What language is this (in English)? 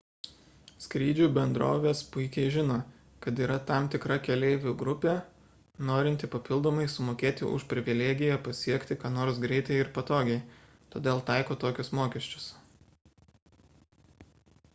Lithuanian